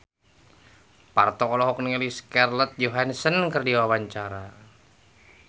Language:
Sundanese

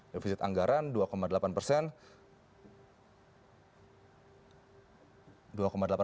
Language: Indonesian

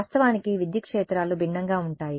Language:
Telugu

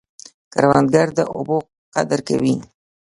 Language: Pashto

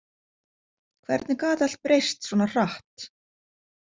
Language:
Icelandic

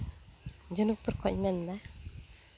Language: Santali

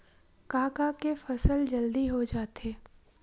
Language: Chhattisgarhi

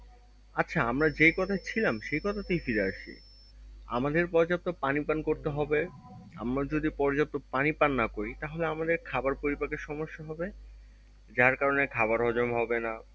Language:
Bangla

